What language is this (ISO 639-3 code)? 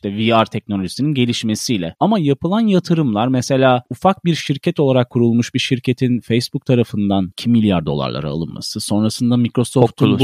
tur